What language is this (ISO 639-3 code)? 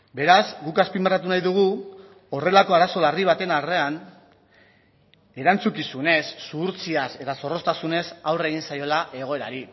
eus